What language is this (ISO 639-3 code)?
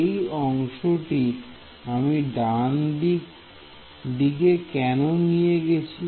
ben